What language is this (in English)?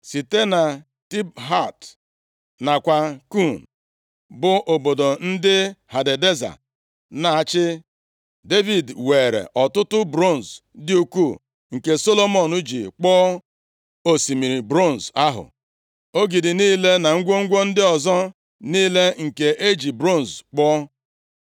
Igbo